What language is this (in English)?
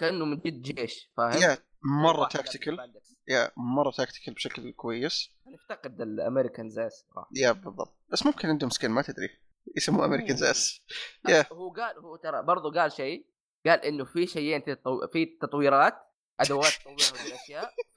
Arabic